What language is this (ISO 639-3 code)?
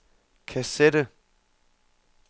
dan